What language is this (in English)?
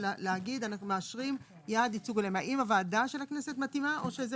Hebrew